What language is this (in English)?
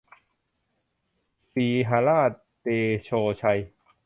Thai